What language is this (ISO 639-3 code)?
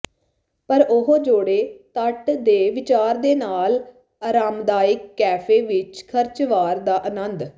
pan